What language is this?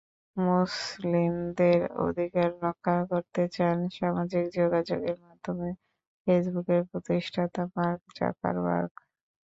Bangla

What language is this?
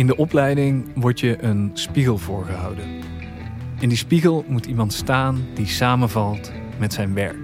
Dutch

